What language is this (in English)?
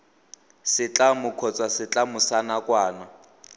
Tswana